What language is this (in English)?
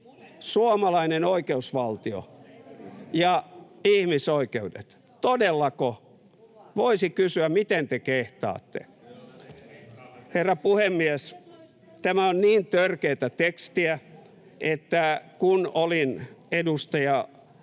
Finnish